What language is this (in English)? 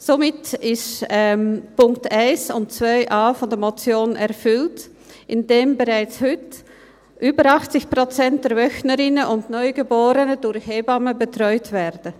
Swiss German